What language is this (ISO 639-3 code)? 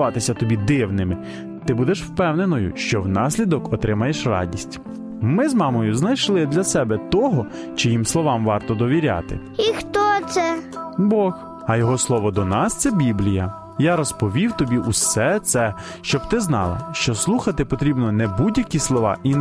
ukr